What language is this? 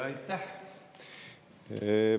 Estonian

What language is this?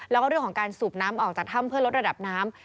Thai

